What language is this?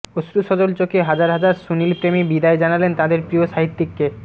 Bangla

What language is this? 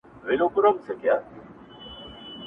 Pashto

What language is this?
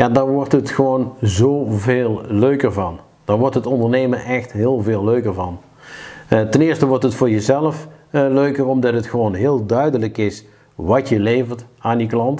Dutch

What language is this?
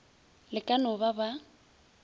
Northern Sotho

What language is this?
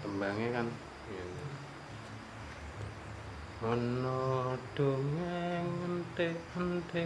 Indonesian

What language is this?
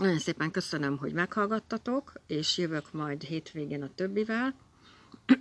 Hungarian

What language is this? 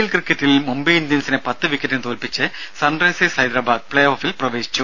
Malayalam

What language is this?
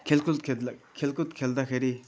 Nepali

